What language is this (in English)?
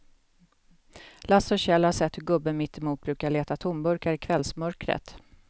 Swedish